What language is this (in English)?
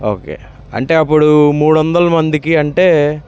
Telugu